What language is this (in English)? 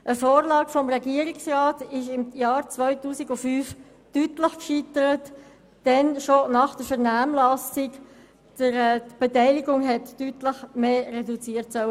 Swiss German